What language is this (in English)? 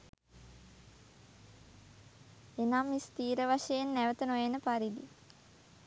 Sinhala